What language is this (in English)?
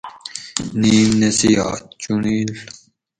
Gawri